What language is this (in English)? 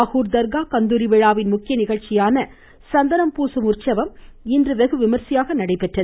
Tamil